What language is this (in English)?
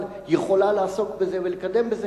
Hebrew